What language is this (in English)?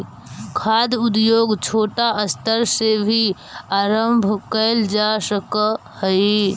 Magahi